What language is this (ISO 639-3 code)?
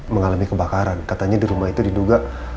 ind